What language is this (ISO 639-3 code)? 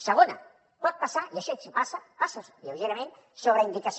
cat